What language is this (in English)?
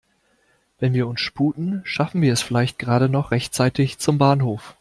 German